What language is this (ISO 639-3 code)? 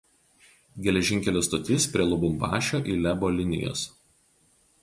lit